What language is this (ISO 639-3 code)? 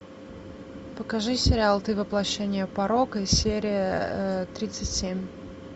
rus